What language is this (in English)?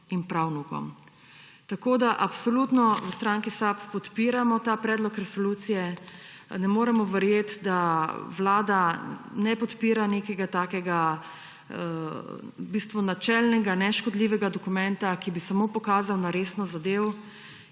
Slovenian